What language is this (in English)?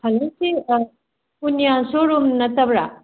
Manipuri